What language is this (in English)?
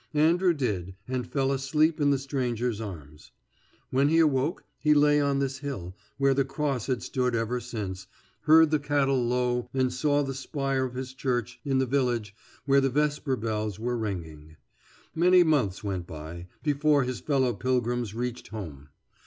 English